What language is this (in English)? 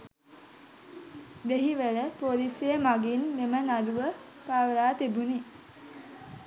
Sinhala